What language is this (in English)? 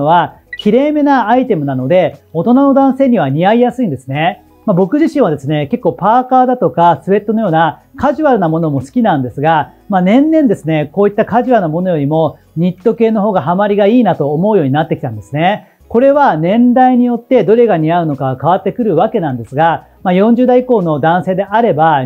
Japanese